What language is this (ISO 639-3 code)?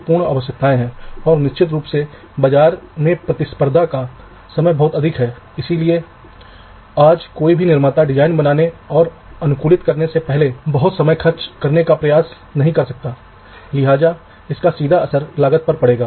hin